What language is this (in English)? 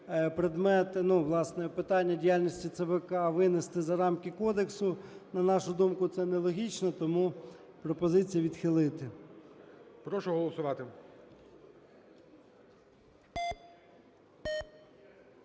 Ukrainian